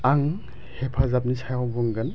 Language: Bodo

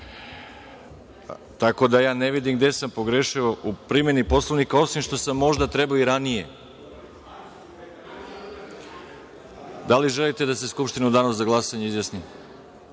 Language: Serbian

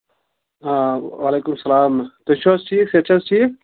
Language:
Kashmiri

